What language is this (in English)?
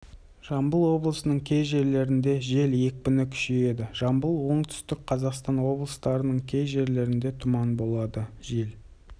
Kazakh